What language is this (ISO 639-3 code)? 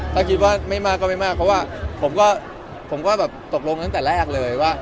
tha